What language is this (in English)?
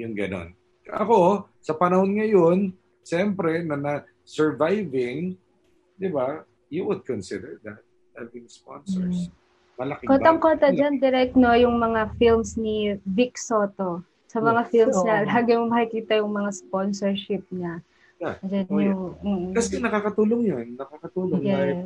Filipino